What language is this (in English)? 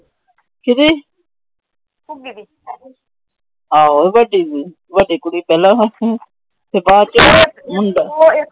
Punjabi